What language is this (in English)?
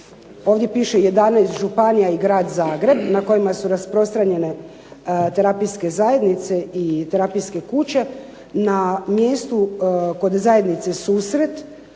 Croatian